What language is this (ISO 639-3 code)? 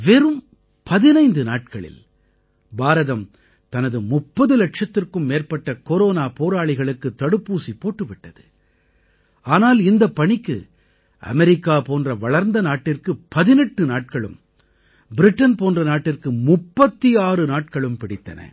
tam